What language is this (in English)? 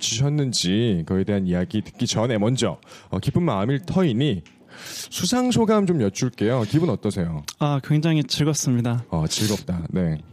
Korean